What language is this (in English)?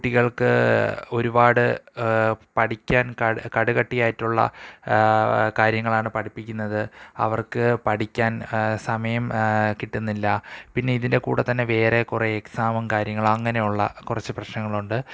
Malayalam